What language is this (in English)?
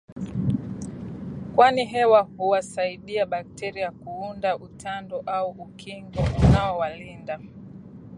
Swahili